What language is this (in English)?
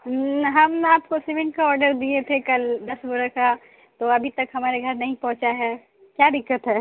Urdu